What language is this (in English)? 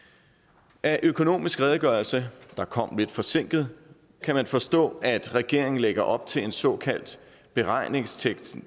Danish